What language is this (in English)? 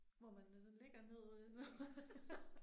Danish